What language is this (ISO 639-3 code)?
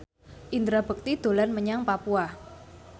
jav